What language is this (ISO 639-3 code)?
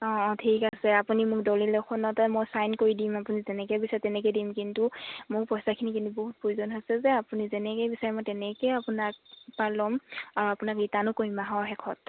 asm